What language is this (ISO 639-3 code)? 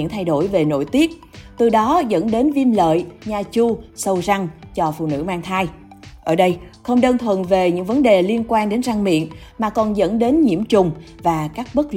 vie